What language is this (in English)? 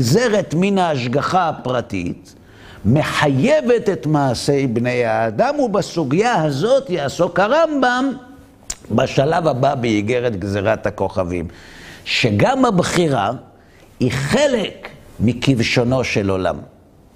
Hebrew